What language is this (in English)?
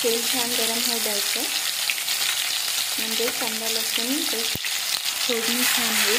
Hindi